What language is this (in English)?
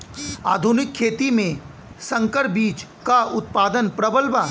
Bhojpuri